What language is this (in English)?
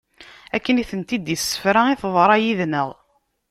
Kabyle